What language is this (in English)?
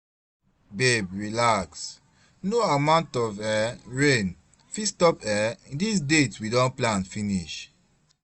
Nigerian Pidgin